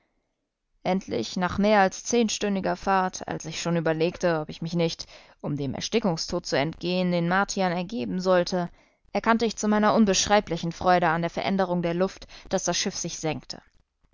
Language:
German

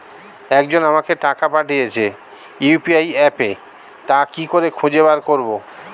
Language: Bangla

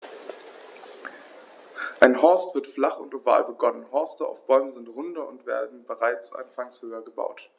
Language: German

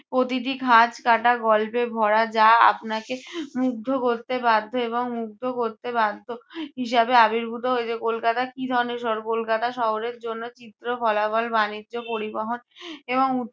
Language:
Bangla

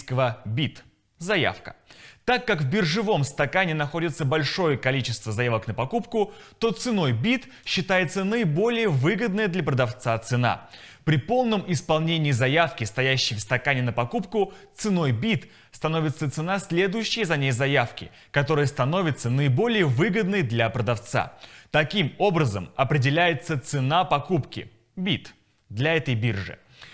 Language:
Russian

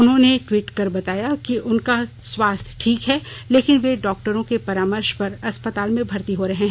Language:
Hindi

